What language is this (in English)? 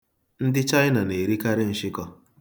Igbo